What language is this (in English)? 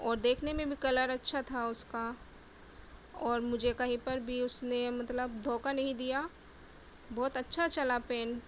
Urdu